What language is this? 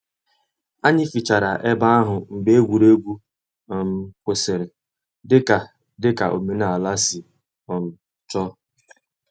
Igbo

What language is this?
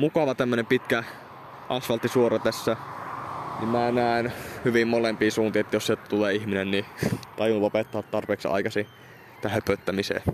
Finnish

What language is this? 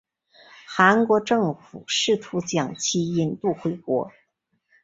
Chinese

